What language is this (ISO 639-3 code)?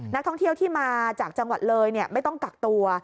tha